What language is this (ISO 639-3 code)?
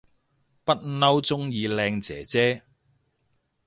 yue